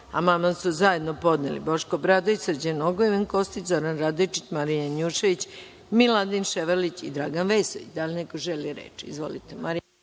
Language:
Serbian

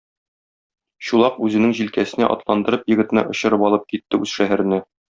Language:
Tatar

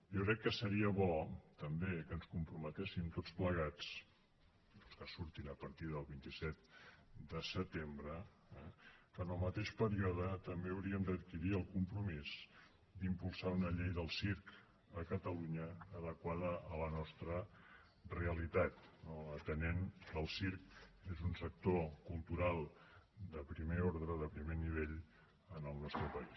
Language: Catalan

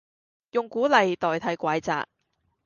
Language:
Cantonese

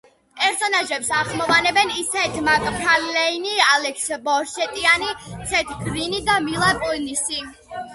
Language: Georgian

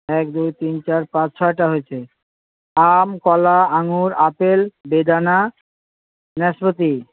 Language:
Bangla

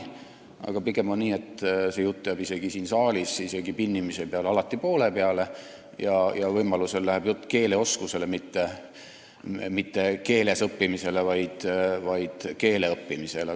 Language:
Estonian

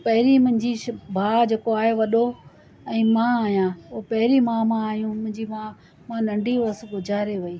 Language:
Sindhi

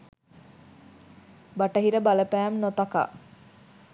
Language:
Sinhala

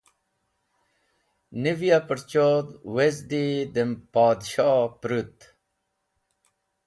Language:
Wakhi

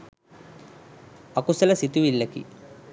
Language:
Sinhala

